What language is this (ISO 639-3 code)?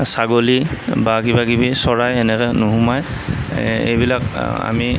asm